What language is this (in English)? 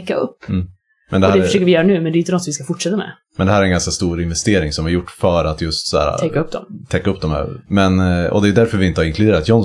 Swedish